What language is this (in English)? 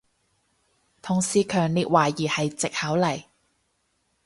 Cantonese